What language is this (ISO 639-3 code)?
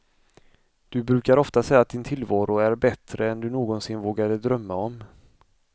swe